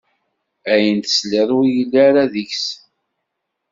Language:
Kabyle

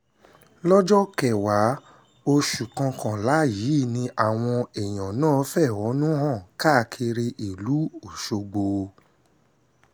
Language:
Yoruba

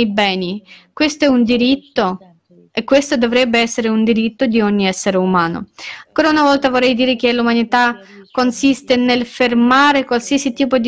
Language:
Italian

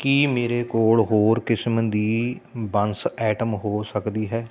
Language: Punjabi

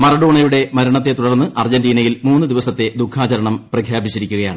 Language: Malayalam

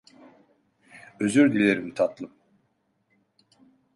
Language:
Turkish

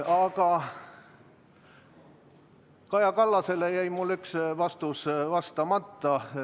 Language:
Estonian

